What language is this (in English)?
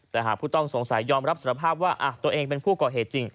Thai